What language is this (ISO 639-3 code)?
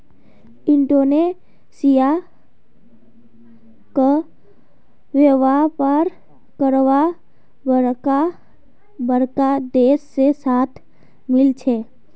mag